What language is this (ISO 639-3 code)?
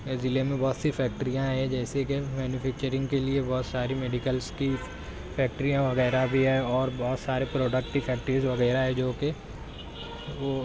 urd